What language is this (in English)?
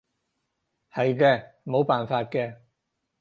Cantonese